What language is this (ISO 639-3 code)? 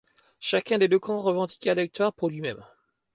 fra